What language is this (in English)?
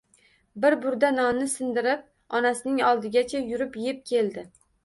Uzbek